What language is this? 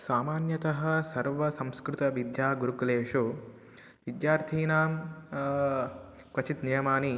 Sanskrit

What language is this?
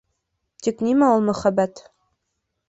Bashkir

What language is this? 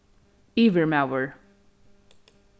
Faroese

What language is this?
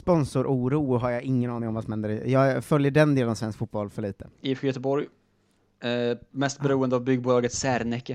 Swedish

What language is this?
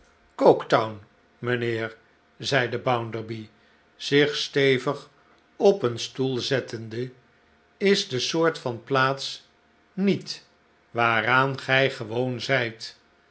Dutch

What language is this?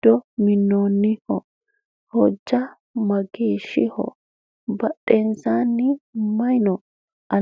Sidamo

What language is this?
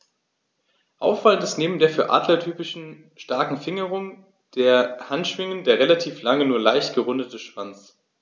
German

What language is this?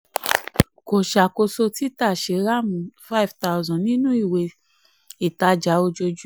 Yoruba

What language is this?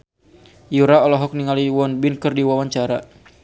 Sundanese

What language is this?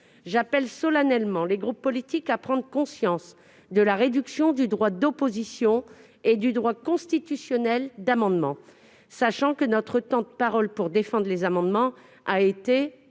French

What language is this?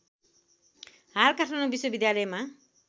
Nepali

